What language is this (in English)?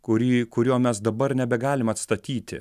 Lithuanian